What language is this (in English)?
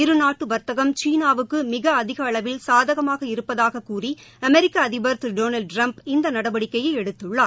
Tamil